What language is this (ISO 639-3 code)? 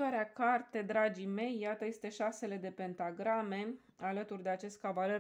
ron